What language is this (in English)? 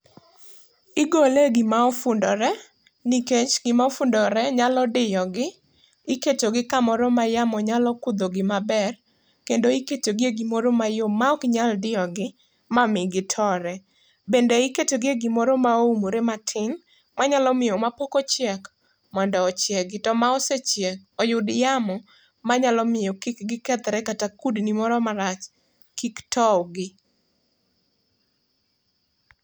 Luo (Kenya and Tanzania)